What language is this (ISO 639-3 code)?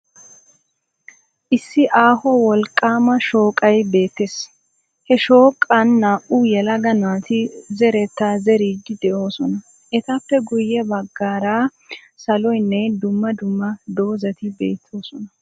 wal